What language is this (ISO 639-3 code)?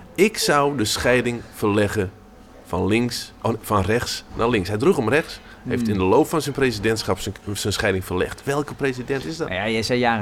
nld